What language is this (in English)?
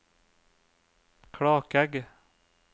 Norwegian